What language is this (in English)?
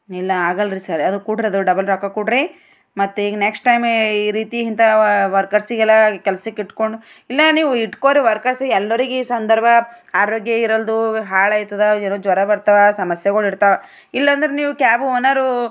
Kannada